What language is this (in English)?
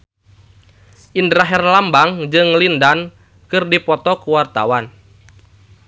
Sundanese